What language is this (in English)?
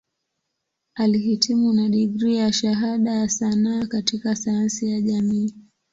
Swahili